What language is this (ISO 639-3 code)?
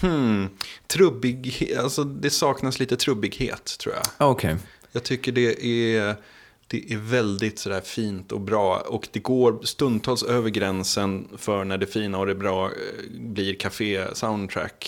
swe